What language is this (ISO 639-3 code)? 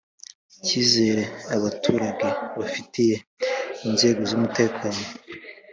kin